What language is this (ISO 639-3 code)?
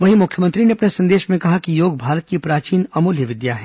hin